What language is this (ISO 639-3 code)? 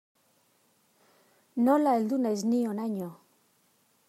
eus